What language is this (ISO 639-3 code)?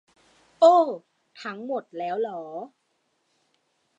tha